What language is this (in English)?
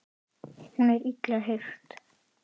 Icelandic